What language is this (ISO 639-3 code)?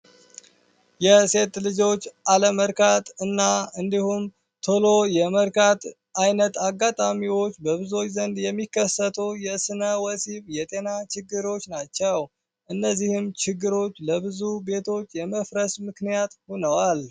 amh